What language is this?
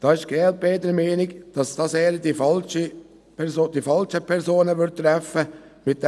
Swiss German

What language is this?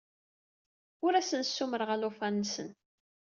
Kabyle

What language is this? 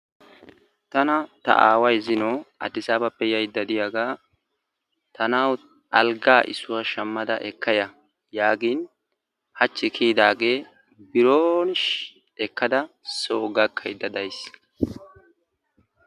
Wolaytta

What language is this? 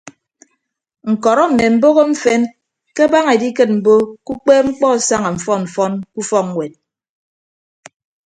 Ibibio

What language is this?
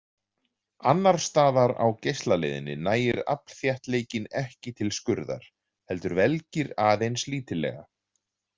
Icelandic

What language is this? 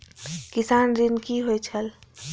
Maithili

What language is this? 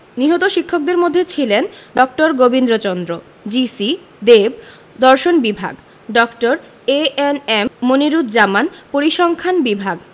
Bangla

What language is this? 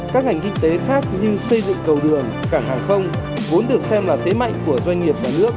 Vietnamese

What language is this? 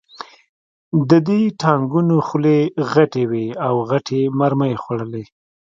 Pashto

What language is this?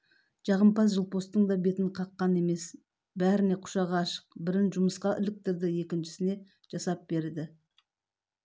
Kazakh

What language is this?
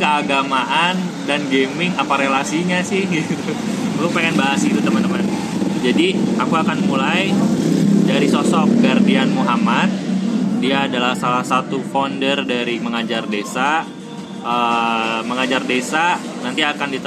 Indonesian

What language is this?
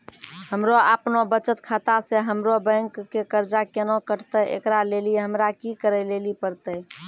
Maithili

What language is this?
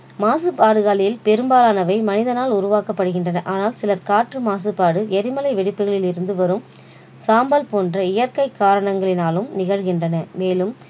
Tamil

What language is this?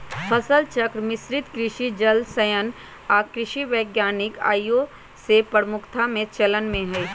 Magahi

